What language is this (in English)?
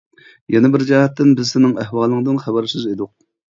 Uyghur